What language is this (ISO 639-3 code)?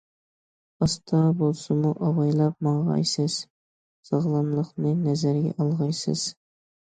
uig